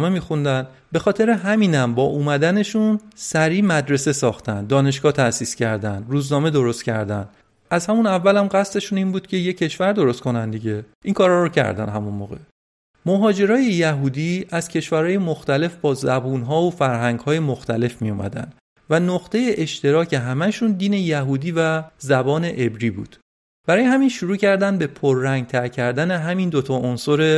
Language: Persian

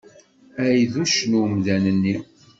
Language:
Kabyle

